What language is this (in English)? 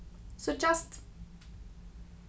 Faroese